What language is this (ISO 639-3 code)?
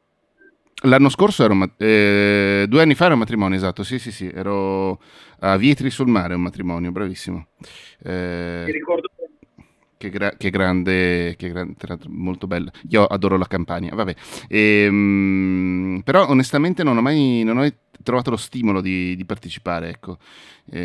ita